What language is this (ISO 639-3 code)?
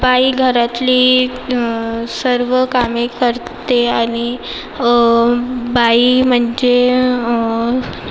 mar